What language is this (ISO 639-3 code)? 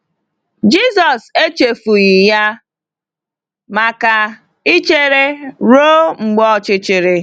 ibo